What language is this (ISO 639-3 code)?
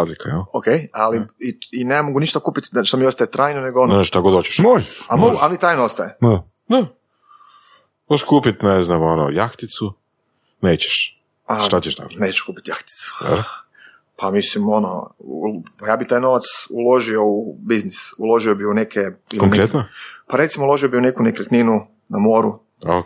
hrv